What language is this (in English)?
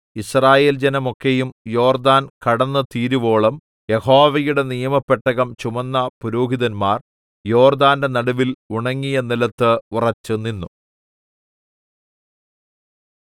Malayalam